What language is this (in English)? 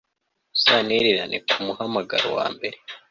Kinyarwanda